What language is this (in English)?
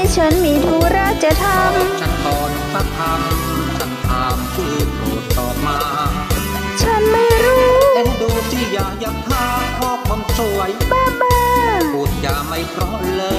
Thai